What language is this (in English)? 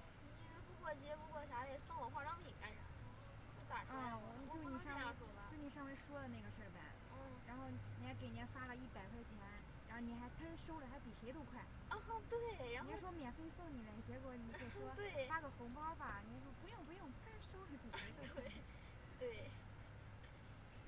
Chinese